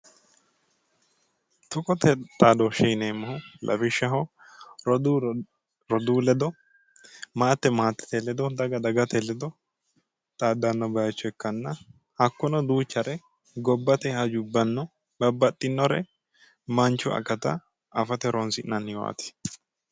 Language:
Sidamo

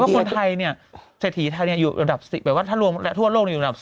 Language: Thai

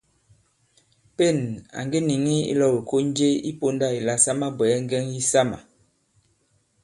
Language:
Bankon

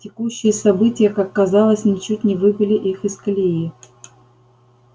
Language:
Russian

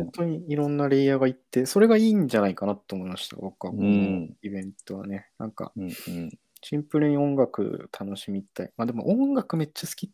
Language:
Japanese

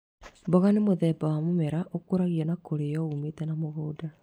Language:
Kikuyu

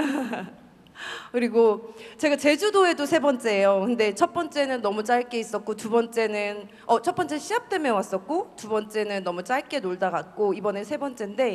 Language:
Korean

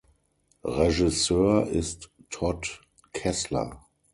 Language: German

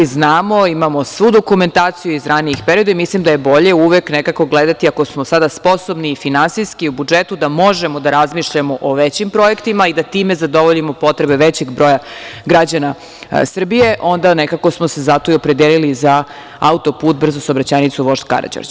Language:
Serbian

